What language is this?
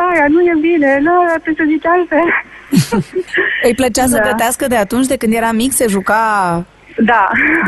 Romanian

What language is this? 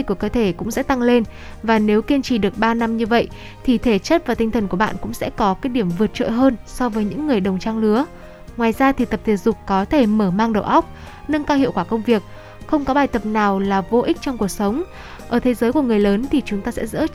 Vietnamese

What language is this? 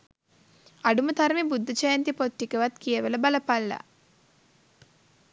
Sinhala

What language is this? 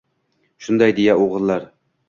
Uzbek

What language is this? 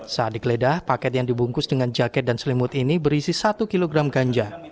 Indonesian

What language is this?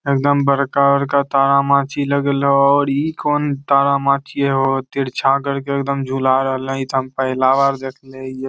Magahi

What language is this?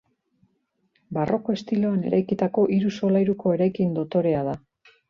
Basque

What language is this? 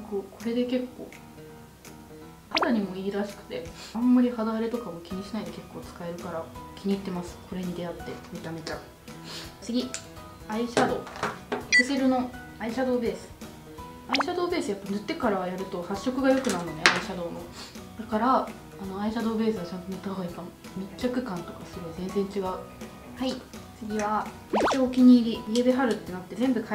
Japanese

